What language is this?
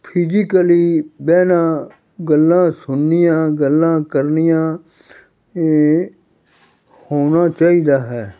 Punjabi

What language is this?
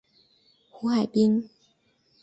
Chinese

